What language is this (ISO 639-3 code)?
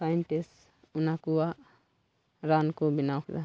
sat